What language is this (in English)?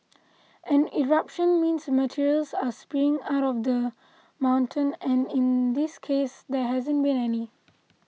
English